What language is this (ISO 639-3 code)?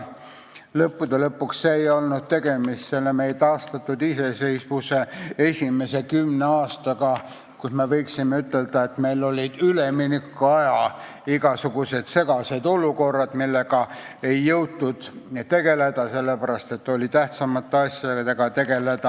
est